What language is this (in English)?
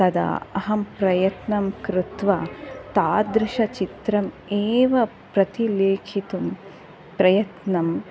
Sanskrit